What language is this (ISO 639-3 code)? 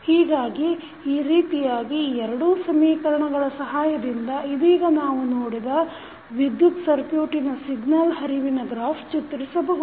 kan